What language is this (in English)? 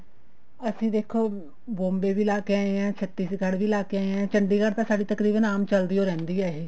Punjabi